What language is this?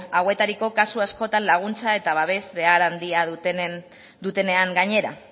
Basque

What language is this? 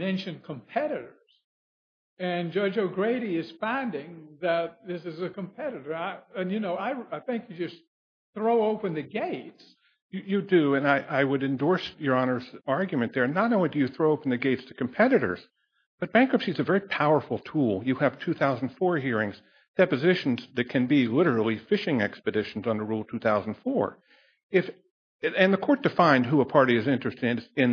English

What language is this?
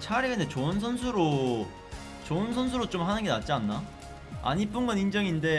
Korean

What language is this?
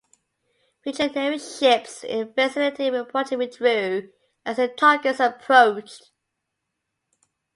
English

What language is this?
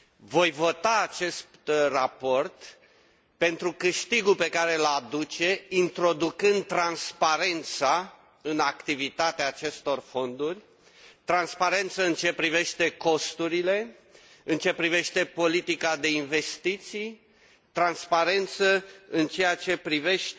Romanian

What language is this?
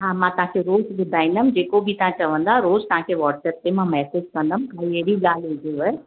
Sindhi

